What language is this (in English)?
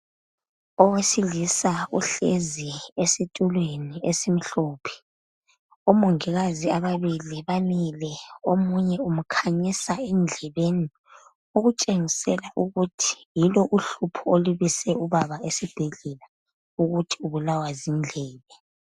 North Ndebele